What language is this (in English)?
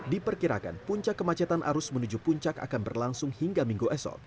Indonesian